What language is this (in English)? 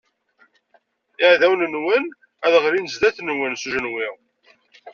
Kabyle